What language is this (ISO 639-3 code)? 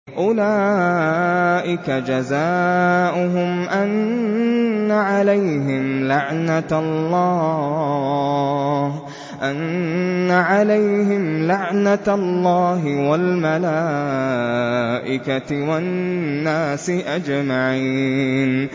ara